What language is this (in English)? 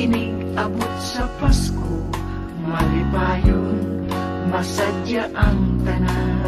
Indonesian